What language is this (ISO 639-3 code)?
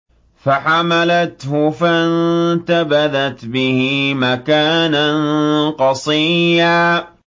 ara